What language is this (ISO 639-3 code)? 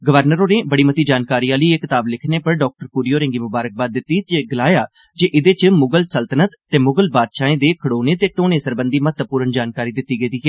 doi